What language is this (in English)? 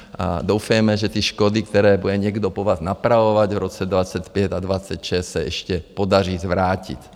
Czech